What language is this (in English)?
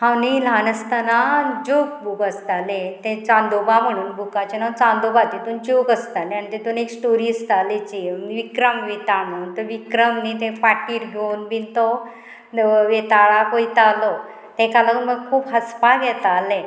Konkani